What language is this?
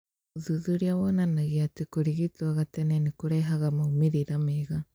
Kikuyu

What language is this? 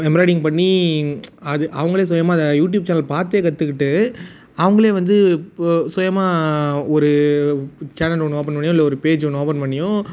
Tamil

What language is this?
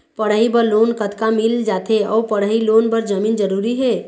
Chhattisgarhi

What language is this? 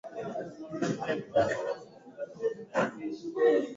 Swahili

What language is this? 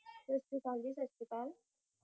Punjabi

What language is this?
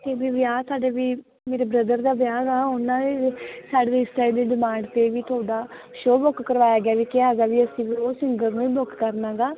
Punjabi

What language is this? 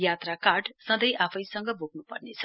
Nepali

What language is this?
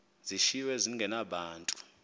Xhosa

